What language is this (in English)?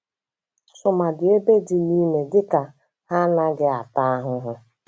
Igbo